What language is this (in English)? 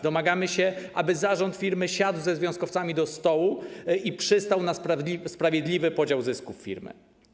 Polish